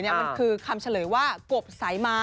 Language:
Thai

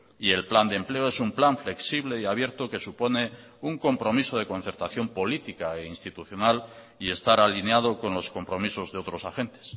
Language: Spanish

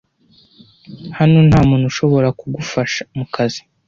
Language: Kinyarwanda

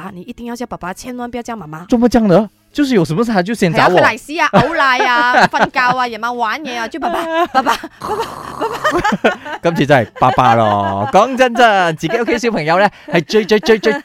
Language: Chinese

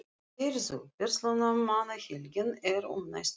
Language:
Icelandic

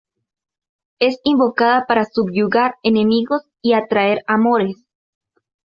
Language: Spanish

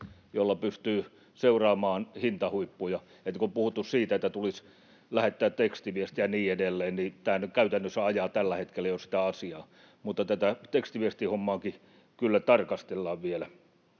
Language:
Finnish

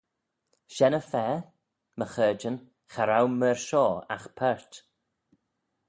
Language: Manx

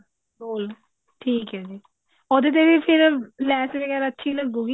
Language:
Punjabi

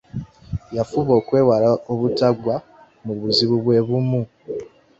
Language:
Ganda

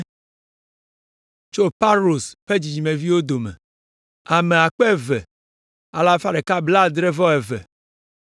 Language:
Ewe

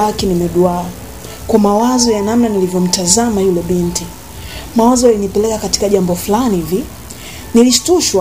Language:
Swahili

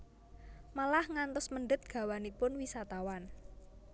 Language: Javanese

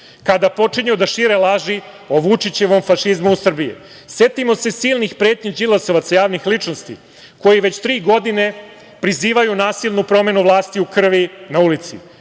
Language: Serbian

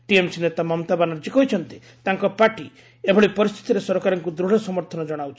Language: Odia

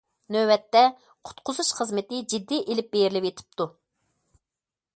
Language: Uyghur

